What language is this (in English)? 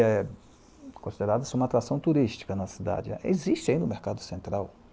Portuguese